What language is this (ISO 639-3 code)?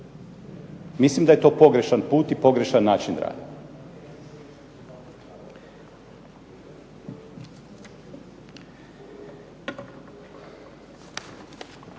hrv